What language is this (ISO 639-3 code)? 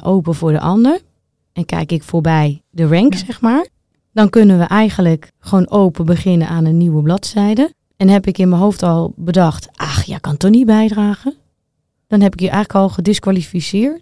nld